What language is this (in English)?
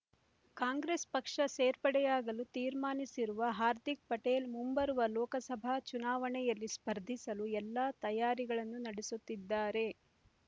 Kannada